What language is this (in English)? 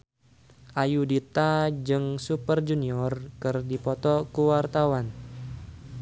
Sundanese